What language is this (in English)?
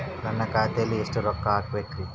Kannada